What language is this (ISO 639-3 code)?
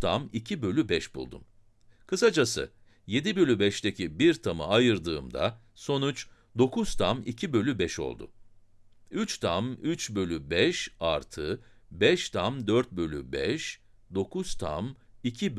tur